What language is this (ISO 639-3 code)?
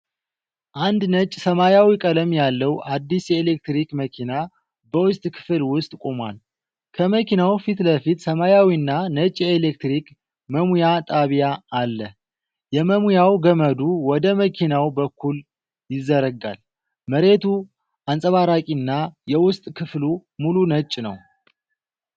amh